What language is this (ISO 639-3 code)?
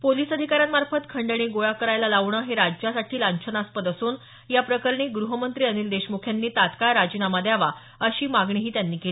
mar